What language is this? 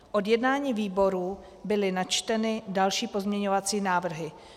Czech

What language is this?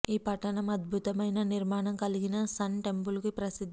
Telugu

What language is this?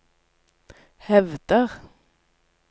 Norwegian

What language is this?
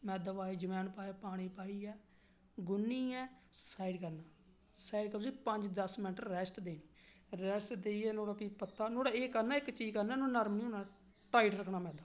Dogri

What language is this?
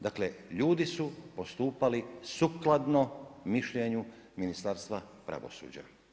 Croatian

